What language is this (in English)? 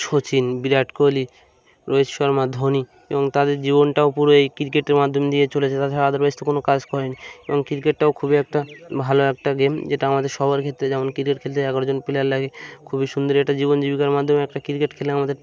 Bangla